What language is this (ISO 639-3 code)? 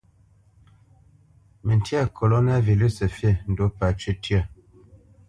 bce